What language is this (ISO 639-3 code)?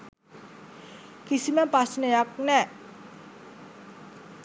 sin